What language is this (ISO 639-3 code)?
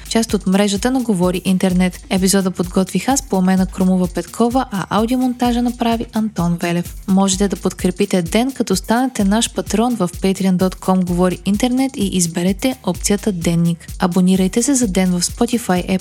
bul